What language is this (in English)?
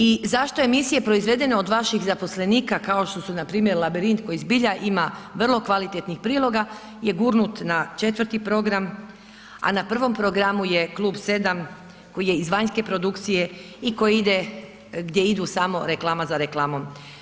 Croatian